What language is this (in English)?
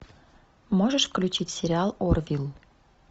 Russian